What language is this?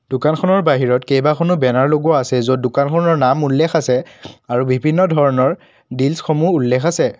Assamese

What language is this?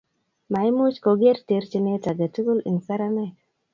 Kalenjin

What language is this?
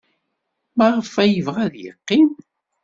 Kabyle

